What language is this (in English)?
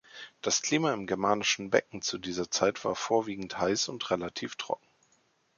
German